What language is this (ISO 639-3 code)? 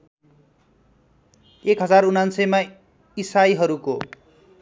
nep